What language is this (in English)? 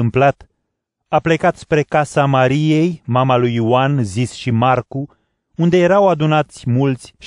Romanian